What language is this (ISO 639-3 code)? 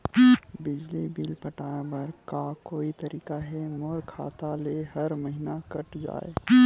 hne